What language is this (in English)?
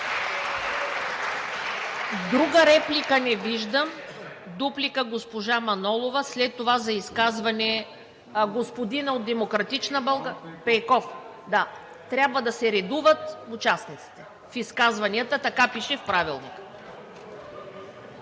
Bulgarian